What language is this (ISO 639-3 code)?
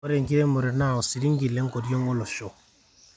mas